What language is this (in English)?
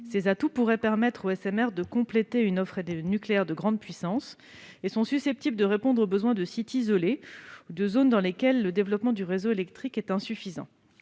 French